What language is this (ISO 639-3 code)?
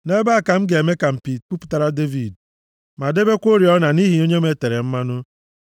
ibo